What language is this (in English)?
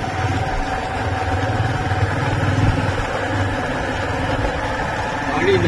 Arabic